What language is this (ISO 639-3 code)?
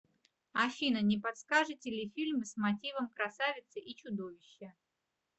rus